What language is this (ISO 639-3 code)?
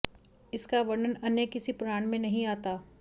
hin